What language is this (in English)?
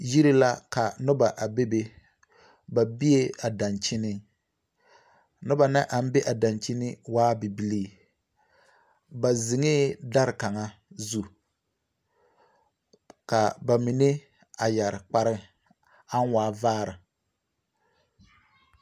Southern Dagaare